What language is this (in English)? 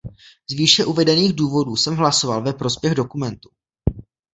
Czech